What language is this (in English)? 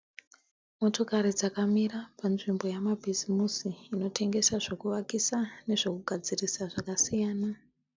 Shona